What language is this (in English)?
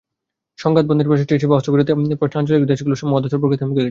Bangla